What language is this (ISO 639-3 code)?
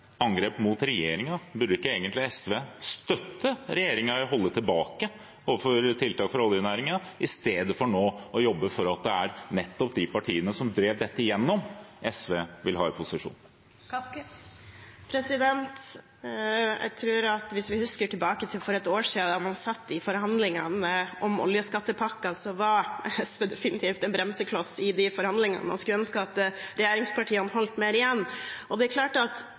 nob